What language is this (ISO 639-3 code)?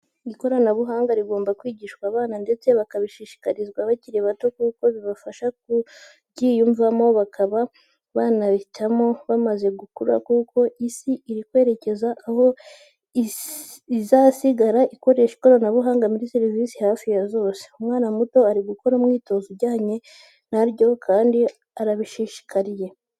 kin